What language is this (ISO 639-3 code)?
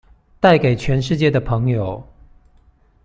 zho